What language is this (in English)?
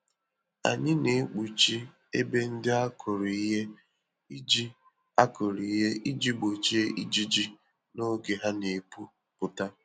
Igbo